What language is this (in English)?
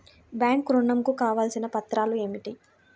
Telugu